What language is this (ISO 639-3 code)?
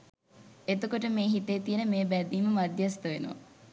sin